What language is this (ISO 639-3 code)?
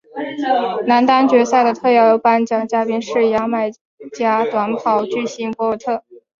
zho